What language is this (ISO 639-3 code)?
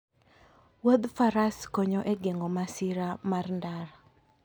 luo